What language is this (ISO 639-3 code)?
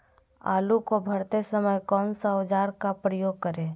mag